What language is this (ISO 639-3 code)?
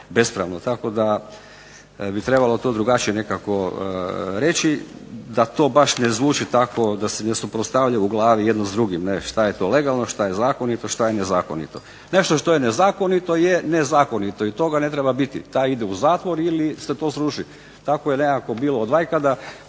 hrv